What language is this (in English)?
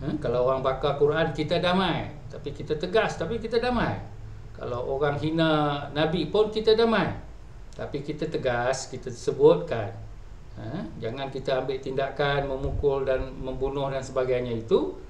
Malay